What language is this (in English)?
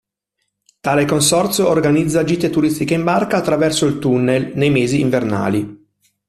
Italian